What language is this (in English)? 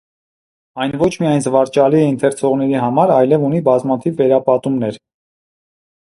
Armenian